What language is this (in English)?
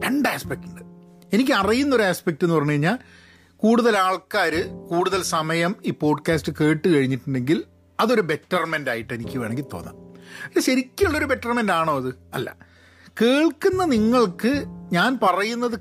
Malayalam